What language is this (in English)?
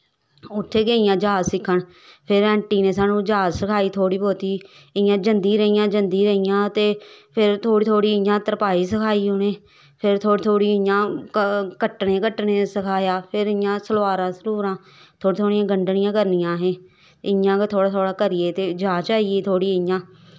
Dogri